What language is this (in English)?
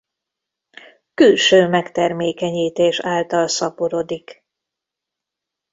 Hungarian